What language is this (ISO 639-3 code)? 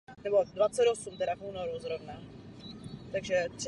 ces